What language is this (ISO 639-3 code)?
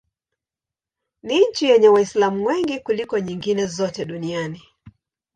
swa